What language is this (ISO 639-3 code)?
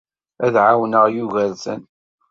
kab